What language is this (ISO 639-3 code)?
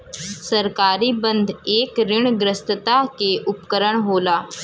bho